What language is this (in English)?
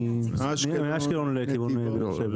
Hebrew